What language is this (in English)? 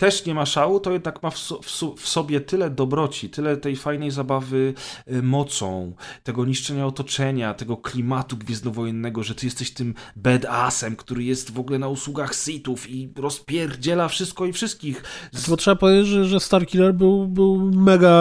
Polish